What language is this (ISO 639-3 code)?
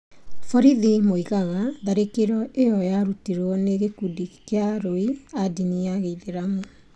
kik